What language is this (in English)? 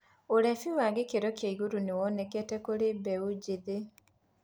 Kikuyu